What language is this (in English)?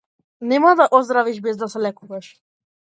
Macedonian